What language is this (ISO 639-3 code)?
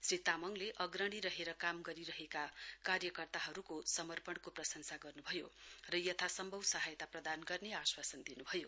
nep